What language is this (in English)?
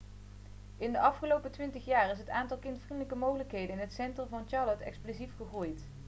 Dutch